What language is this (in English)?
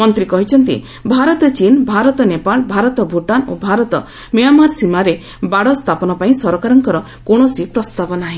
Odia